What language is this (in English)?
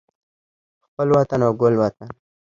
Pashto